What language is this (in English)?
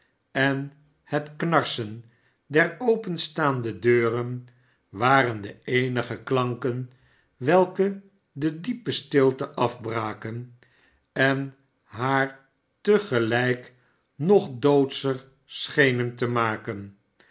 Dutch